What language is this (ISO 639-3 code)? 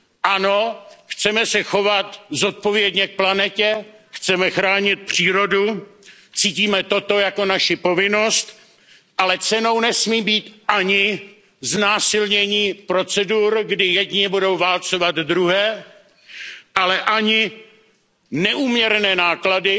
ces